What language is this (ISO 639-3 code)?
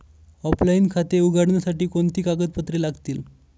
mar